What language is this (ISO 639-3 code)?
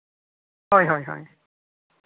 sat